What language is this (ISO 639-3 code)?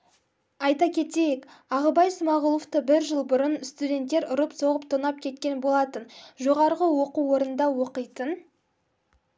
kaz